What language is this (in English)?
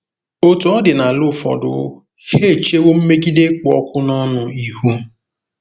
Igbo